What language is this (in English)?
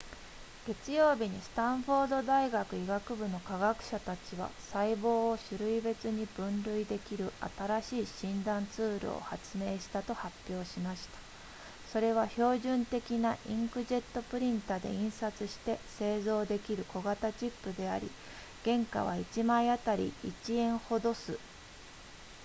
Japanese